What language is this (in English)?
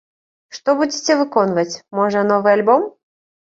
Belarusian